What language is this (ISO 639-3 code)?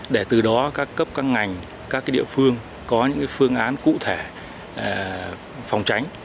vie